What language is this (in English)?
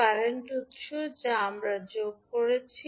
Bangla